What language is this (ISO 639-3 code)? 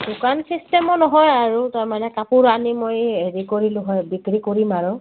asm